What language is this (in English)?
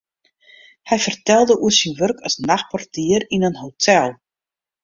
Western Frisian